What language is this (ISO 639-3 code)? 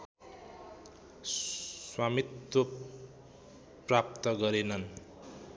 nep